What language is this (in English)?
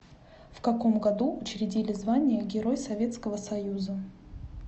Russian